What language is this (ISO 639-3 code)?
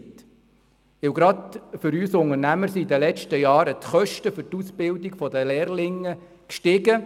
gsw